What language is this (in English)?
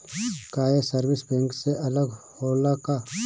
Bhojpuri